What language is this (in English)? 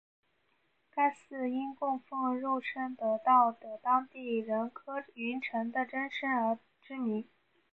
Chinese